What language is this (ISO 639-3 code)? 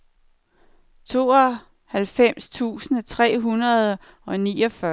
dan